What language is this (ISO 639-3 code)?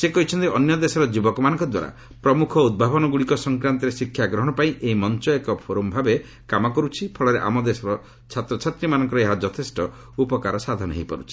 ori